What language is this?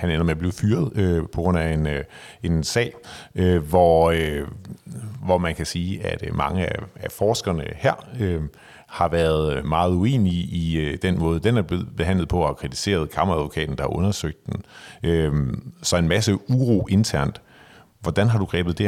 Danish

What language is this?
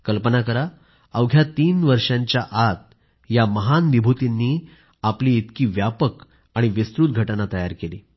Marathi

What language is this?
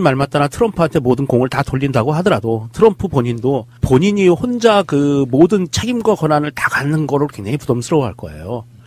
Korean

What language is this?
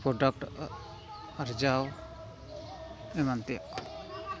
Santali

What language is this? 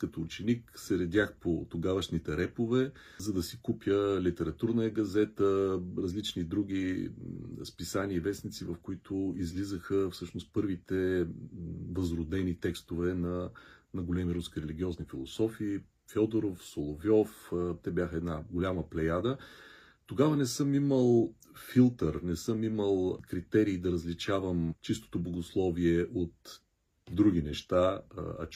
Bulgarian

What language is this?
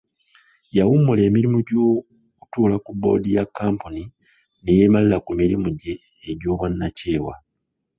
Ganda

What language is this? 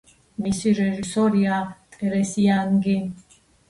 Georgian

